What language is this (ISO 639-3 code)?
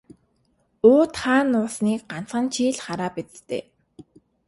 mon